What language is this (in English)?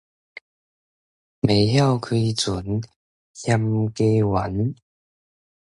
Min Nan Chinese